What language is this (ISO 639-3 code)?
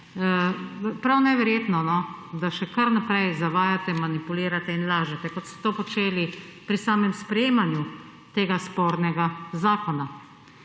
slv